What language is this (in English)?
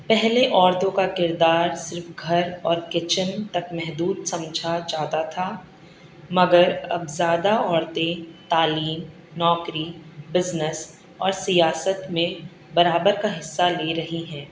Urdu